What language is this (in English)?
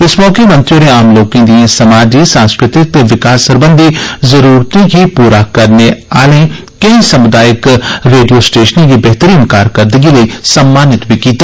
Dogri